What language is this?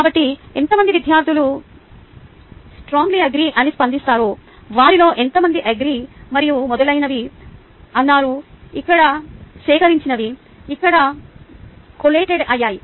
Telugu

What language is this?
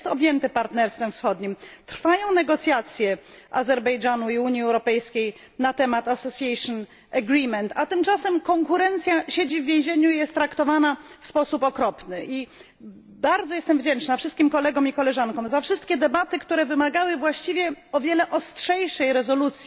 Polish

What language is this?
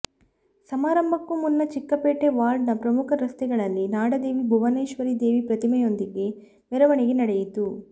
Kannada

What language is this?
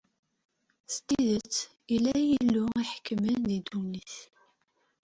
Kabyle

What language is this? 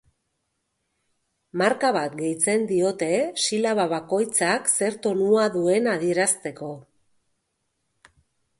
Basque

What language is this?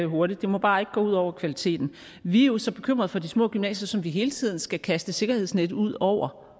Danish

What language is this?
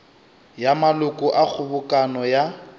Northern Sotho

